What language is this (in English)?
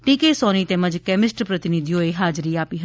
Gujarati